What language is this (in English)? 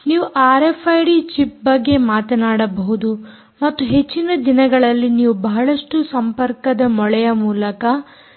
Kannada